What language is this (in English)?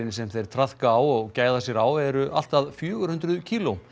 Icelandic